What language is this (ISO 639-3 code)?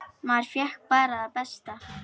isl